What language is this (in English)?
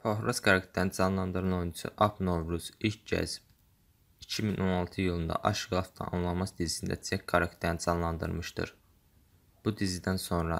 Turkish